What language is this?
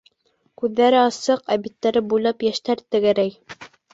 Bashkir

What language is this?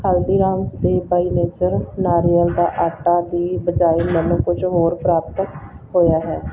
Punjabi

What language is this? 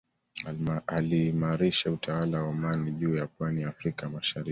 Swahili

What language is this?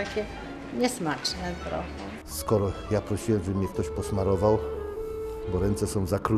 Polish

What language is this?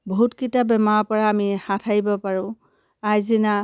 Assamese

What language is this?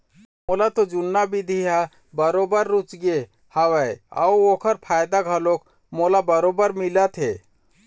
Chhattisgarhi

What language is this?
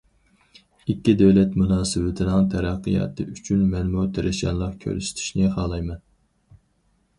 Uyghur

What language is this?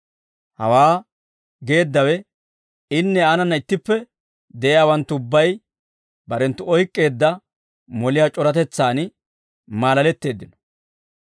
Dawro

